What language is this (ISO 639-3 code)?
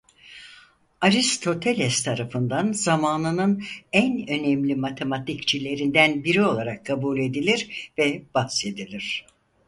tur